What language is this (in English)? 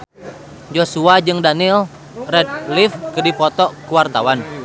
Sundanese